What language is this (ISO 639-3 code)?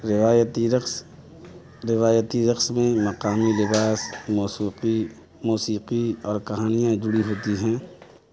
urd